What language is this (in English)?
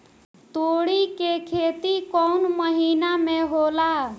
Bhojpuri